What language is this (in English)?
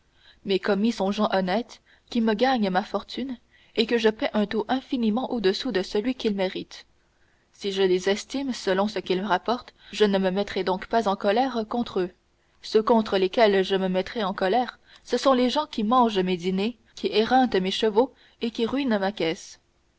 French